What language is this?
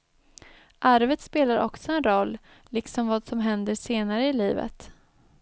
Swedish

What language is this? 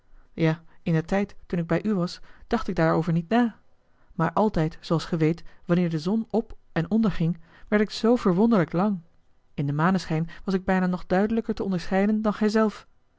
Dutch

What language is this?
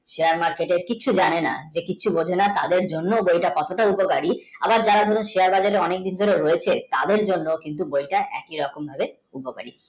Bangla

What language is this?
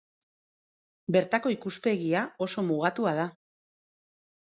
Basque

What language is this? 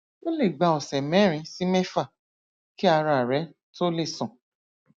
Yoruba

